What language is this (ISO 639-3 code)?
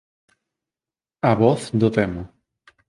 glg